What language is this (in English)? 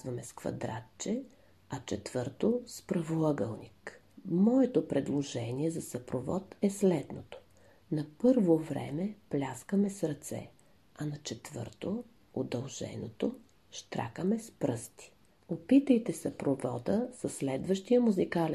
Bulgarian